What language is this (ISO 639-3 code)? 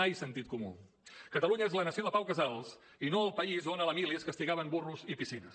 cat